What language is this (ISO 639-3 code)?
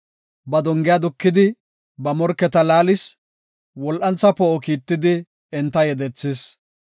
gof